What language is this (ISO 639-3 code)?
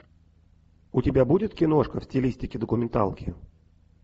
rus